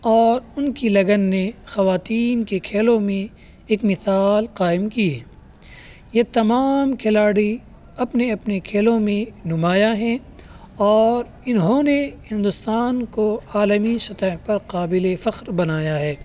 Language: Urdu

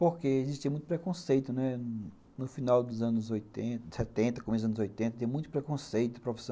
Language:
Portuguese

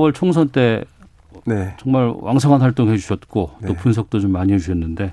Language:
Korean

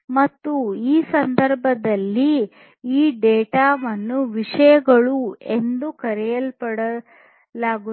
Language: Kannada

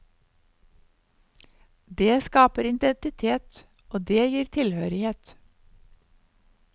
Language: Norwegian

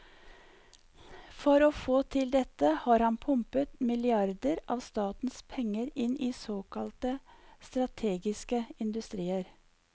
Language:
Norwegian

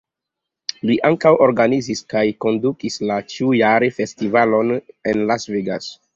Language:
Esperanto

